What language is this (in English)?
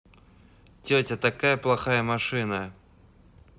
Russian